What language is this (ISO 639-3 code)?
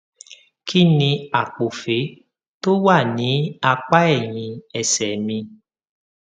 yor